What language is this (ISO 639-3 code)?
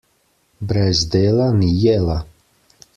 slv